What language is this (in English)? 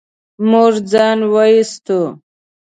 Pashto